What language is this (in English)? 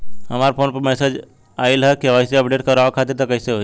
Bhojpuri